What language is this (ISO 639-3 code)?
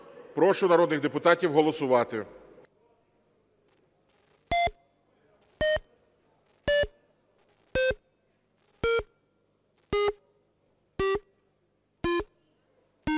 ukr